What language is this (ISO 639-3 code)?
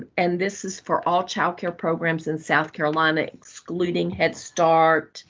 eng